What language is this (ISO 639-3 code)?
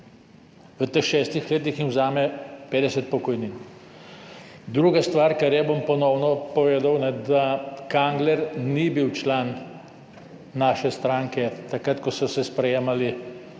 slv